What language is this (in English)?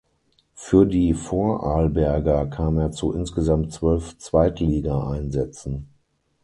German